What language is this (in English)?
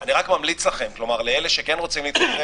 Hebrew